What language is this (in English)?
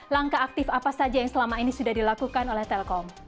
Indonesian